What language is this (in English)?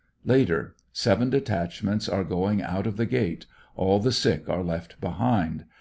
English